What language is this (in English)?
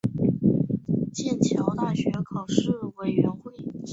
Chinese